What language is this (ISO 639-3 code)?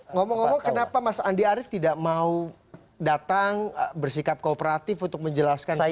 ind